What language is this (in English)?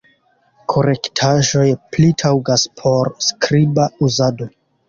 Esperanto